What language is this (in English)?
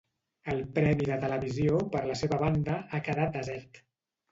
Catalan